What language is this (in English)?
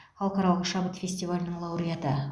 Kazakh